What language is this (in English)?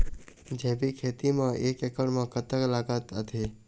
Chhattisgarhi